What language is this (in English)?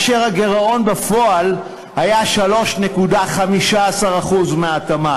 Hebrew